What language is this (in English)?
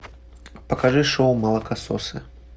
Russian